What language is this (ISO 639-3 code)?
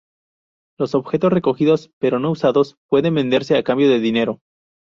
spa